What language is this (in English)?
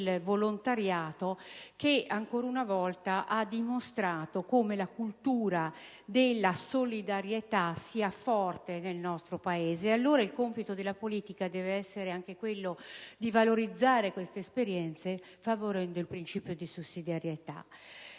Italian